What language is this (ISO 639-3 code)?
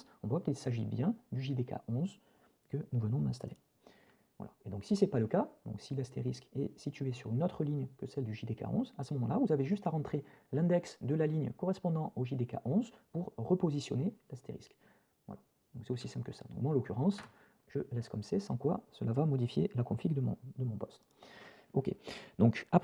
fra